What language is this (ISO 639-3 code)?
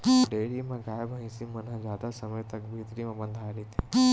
hne